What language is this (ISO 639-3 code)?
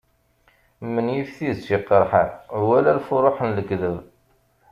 kab